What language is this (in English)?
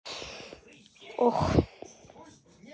Russian